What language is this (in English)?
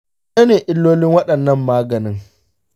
Hausa